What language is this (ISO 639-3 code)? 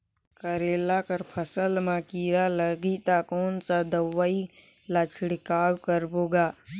hne